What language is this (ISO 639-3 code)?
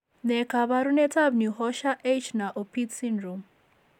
kln